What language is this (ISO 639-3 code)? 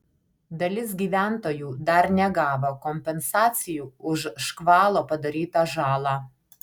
lit